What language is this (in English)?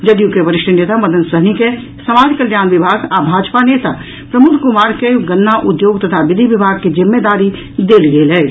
Maithili